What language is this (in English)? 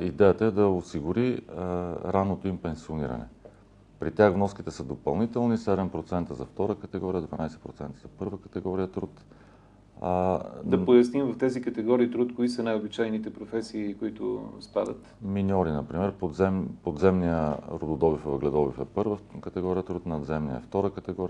Bulgarian